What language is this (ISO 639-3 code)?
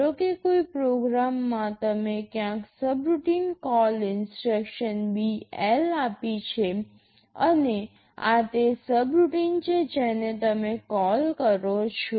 guj